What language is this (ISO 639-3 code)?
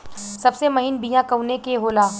bho